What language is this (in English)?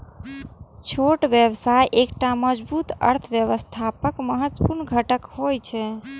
Maithili